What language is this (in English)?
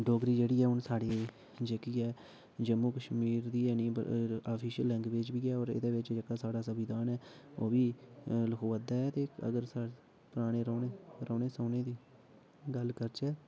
Dogri